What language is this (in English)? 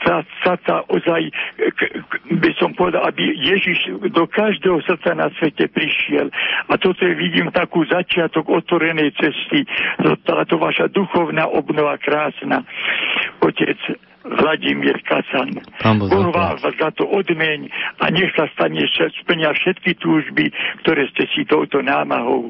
Slovak